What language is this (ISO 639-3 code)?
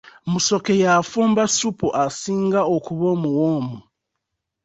lug